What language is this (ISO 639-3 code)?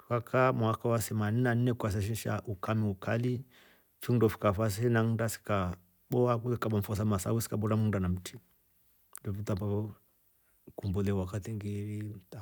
rof